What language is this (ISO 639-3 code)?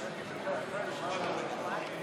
heb